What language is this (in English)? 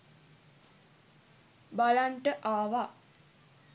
Sinhala